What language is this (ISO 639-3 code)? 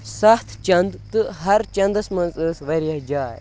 kas